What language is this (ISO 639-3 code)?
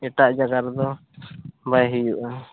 sat